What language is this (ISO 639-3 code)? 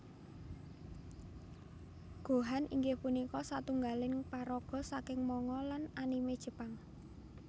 jav